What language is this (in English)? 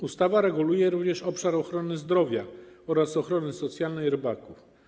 Polish